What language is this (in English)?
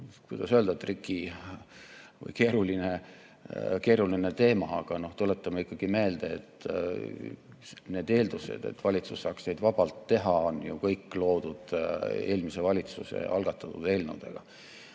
Estonian